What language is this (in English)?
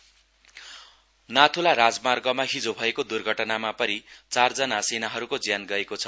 Nepali